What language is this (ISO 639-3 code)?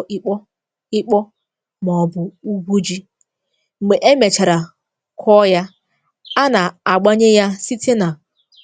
ibo